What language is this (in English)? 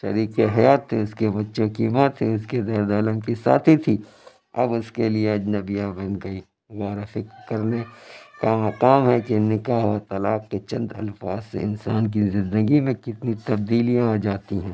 Urdu